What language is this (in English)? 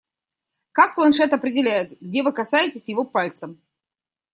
Russian